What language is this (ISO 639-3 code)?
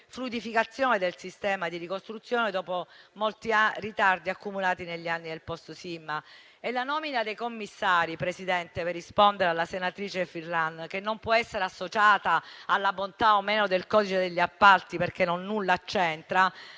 ita